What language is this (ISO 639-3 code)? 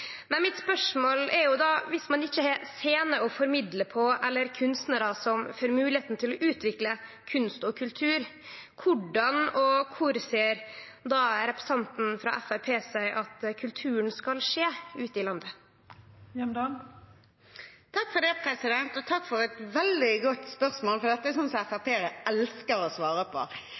nor